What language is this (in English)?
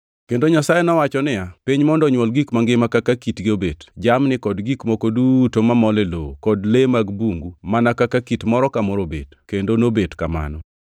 Luo (Kenya and Tanzania)